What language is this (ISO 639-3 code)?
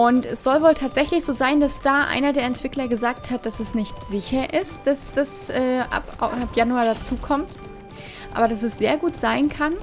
deu